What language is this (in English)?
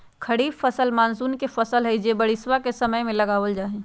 Magahi